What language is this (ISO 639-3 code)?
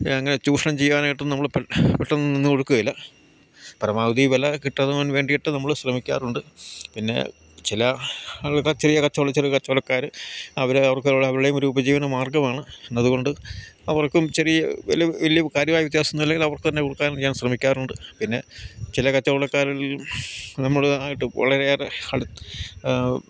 mal